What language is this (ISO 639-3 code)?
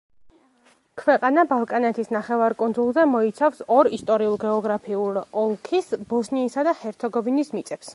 kat